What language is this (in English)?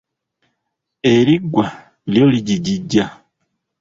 Ganda